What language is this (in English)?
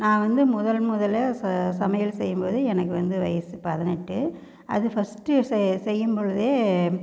Tamil